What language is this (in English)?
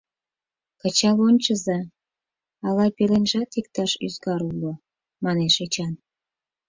Mari